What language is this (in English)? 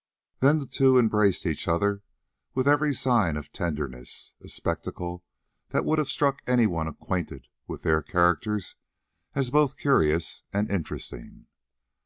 English